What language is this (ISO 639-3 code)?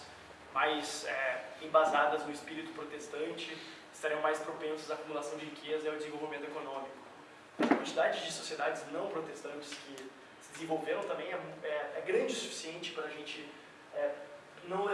por